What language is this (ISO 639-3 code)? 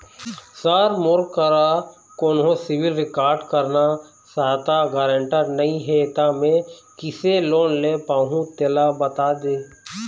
hne